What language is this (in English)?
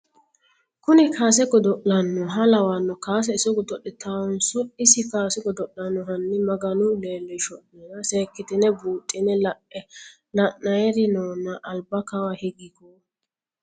Sidamo